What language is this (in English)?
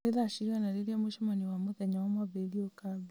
Kikuyu